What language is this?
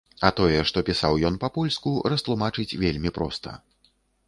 Belarusian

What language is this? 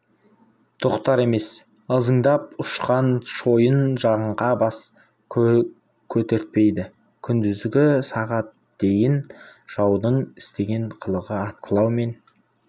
Kazakh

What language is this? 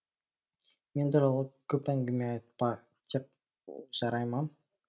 Kazakh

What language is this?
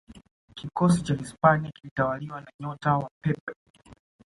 Swahili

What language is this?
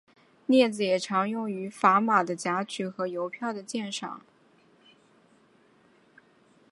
Chinese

